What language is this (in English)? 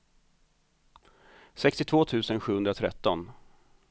Swedish